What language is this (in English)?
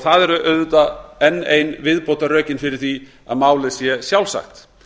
Icelandic